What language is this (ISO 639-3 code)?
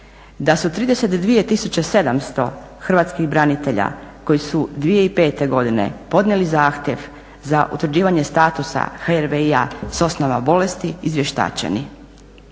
hrv